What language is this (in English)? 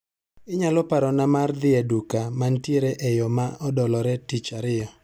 Luo (Kenya and Tanzania)